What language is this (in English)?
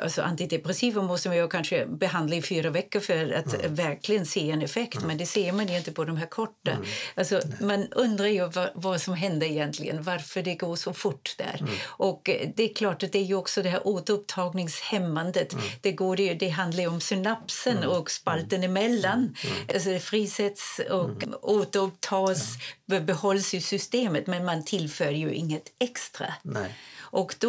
Swedish